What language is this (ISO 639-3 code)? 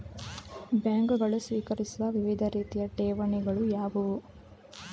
kan